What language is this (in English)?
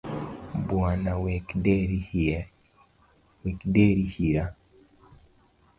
Luo (Kenya and Tanzania)